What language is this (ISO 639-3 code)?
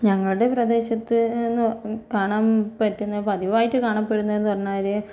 mal